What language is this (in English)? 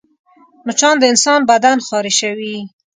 Pashto